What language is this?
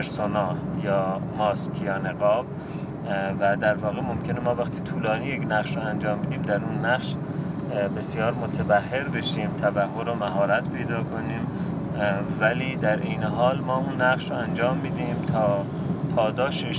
Persian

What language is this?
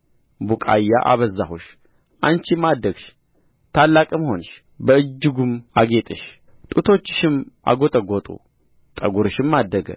Amharic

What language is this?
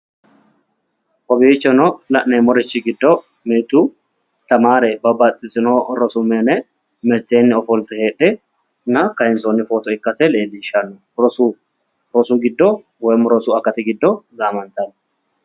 Sidamo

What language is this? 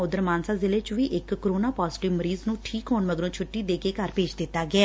Punjabi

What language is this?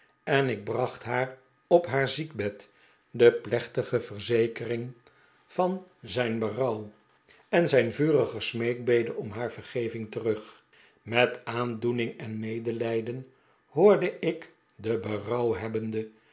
Dutch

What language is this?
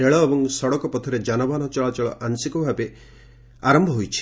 Odia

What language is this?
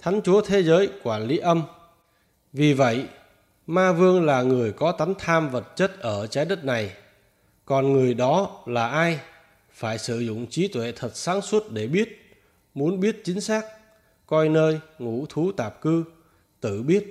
Vietnamese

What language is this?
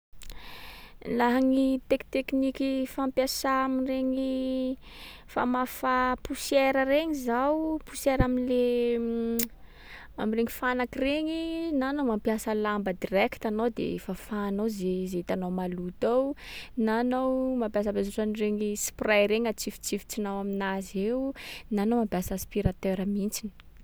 Sakalava Malagasy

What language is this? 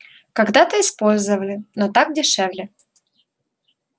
Russian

